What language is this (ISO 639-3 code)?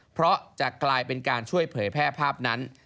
tha